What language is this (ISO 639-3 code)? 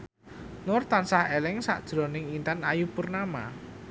jav